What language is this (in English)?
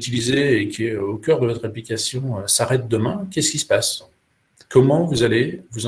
French